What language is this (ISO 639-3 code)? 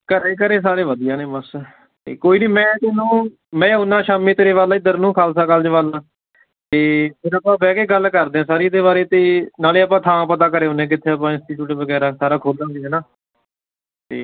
pan